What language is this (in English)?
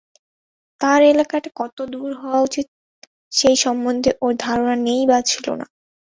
Bangla